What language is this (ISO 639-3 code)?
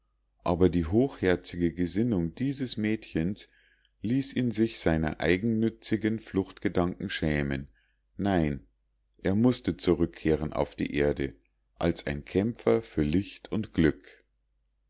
deu